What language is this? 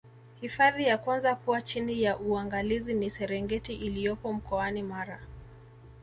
Swahili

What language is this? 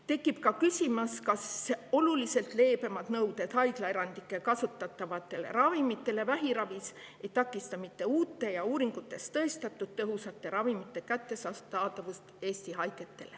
Estonian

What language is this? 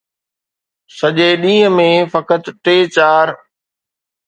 Sindhi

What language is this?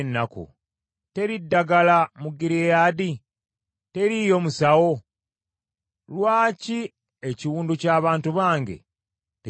Ganda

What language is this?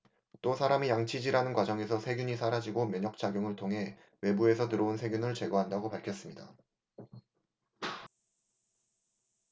Korean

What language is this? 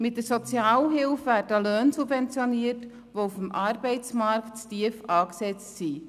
Swiss German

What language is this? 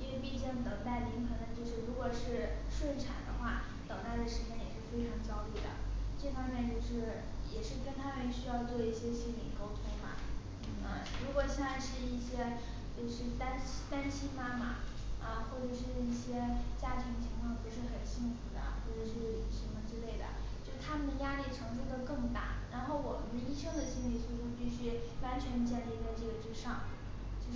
Chinese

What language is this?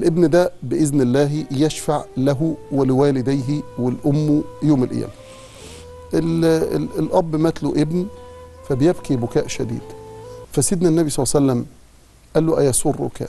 Arabic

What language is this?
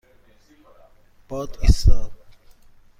Persian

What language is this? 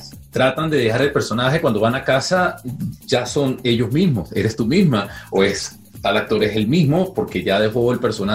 Spanish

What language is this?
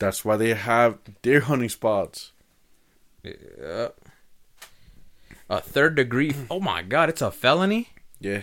English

